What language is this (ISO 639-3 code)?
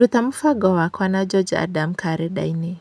kik